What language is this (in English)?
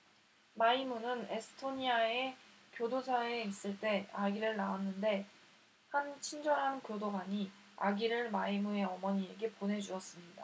Korean